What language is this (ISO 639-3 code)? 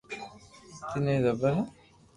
lrk